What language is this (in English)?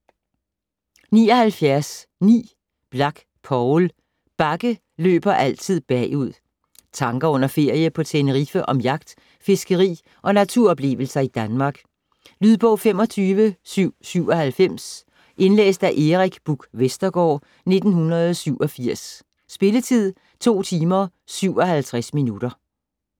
Danish